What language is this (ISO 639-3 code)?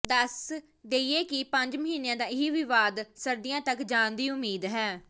pan